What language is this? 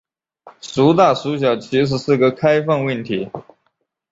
Chinese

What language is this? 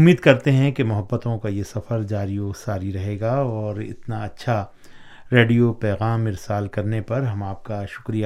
Urdu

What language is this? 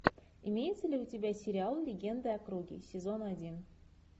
Russian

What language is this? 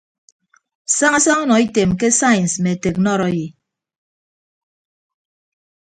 Ibibio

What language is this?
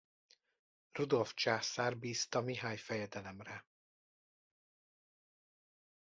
Hungarian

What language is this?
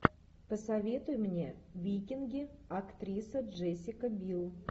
Russian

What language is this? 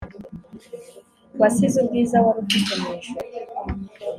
Kinyarwanda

